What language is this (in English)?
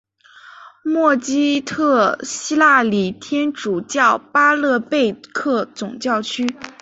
Chinese